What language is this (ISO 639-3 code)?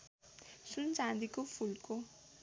nep